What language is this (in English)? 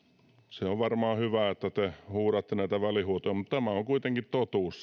Finnish